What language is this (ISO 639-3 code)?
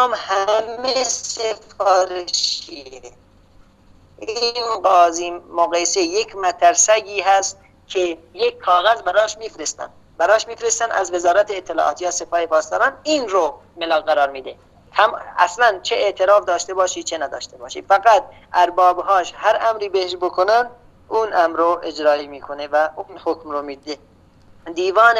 fas